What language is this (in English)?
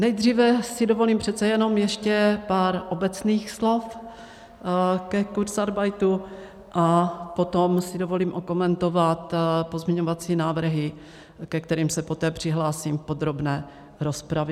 Czech